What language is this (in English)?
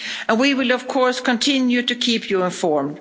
English